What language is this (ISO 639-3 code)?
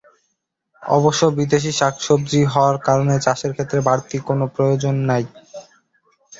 ben